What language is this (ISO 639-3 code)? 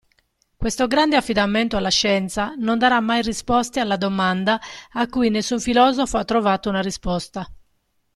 ita